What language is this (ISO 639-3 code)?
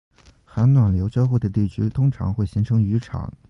zho